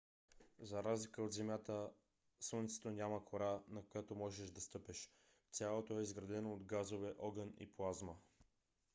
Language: Bulgarian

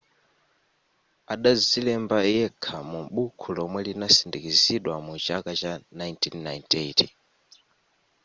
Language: Nyanja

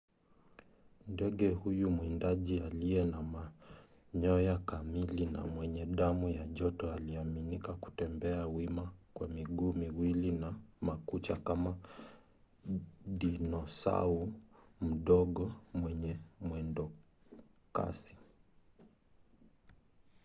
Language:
Swahili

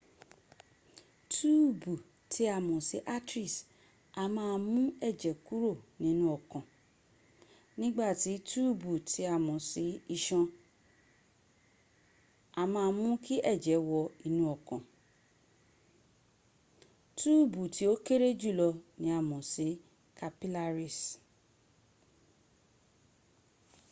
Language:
Yoruba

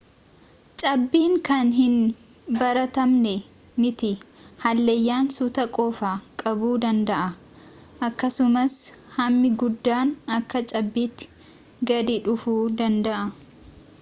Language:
Oromo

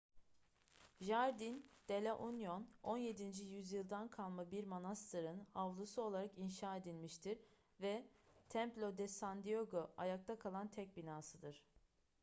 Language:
Turkish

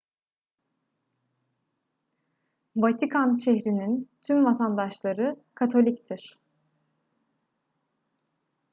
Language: Turkish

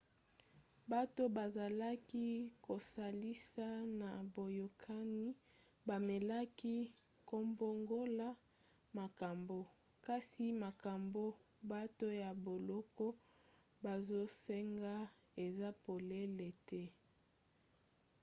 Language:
Lingala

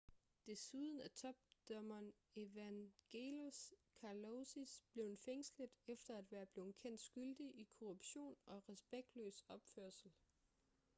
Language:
Danish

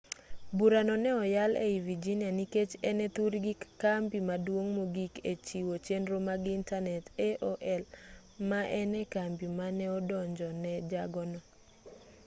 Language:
Luo (Kenya and Tanzania)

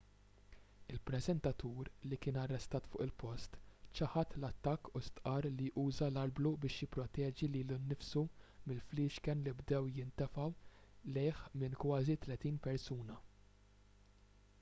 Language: Maltese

